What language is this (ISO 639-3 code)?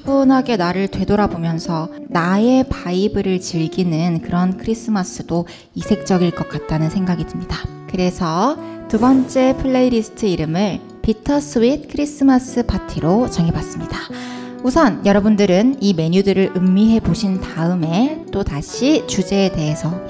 kor